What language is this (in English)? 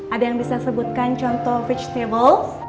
Indonesian